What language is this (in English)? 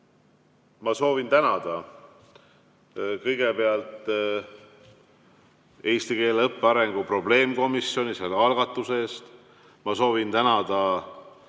Estonian